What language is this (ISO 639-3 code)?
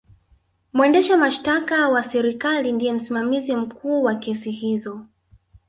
swa